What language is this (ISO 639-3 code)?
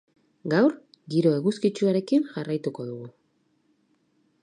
eus